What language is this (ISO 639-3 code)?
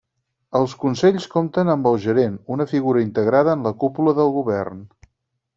cat